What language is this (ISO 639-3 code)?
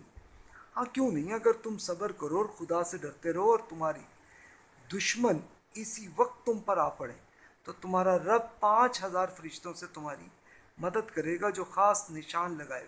urd